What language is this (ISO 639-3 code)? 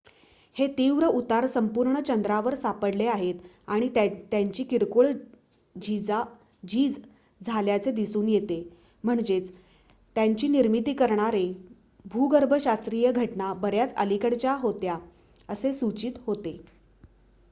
mar